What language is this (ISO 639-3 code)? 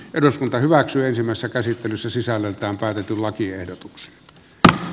fin